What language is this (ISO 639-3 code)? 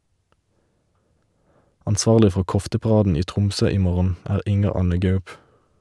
nor